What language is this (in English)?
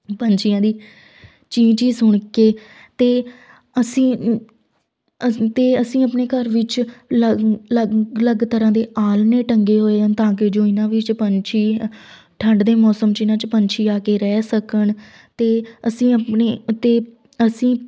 Punjabi